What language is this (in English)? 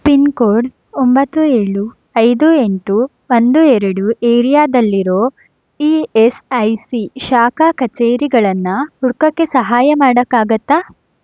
Kannada